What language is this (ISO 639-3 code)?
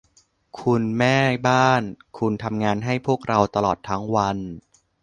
tha